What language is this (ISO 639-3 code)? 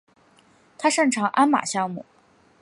zho